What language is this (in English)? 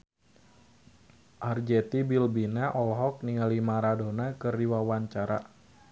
Sundanese